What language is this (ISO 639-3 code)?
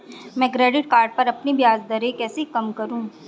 hin